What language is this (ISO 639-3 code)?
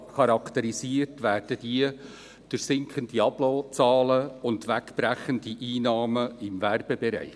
gsw